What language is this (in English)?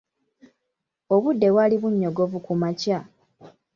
Ganda